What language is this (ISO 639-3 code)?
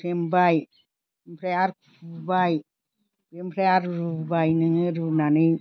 brx